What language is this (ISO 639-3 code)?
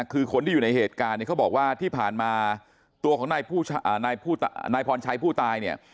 tha